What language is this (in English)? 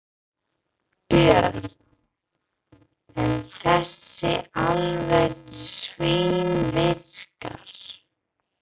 Icelandic